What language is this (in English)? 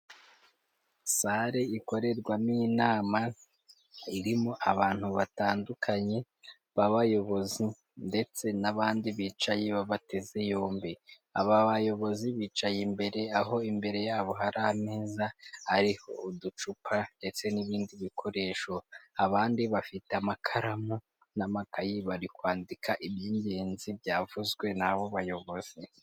Kinyarwanda